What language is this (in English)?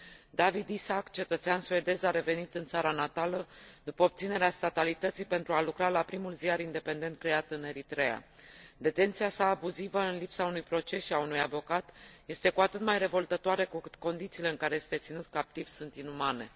Romanian